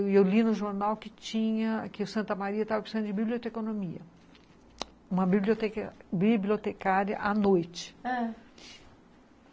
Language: Portuguese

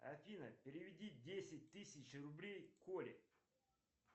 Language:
Russian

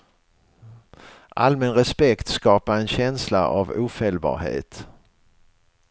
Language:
Swedish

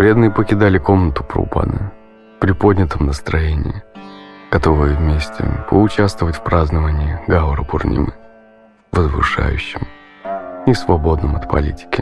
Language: Russian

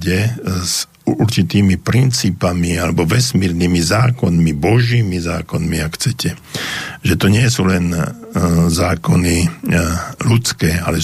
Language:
Slovak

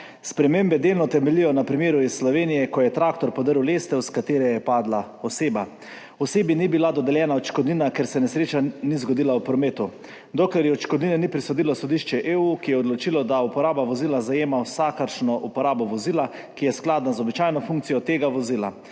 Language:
Slovenian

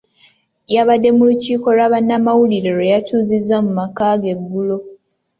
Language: Ganda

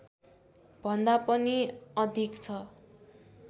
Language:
Nepali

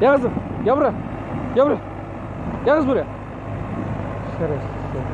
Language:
Turkish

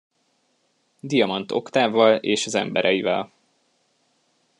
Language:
Hungarian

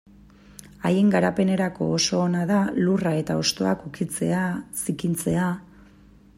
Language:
Basque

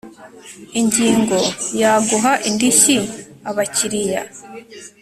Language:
Kinyarwanda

